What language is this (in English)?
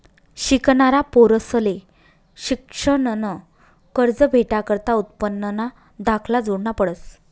Marathi